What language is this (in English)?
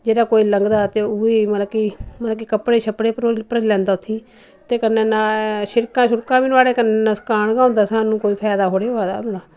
Dogri